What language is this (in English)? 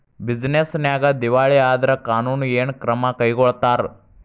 Kannada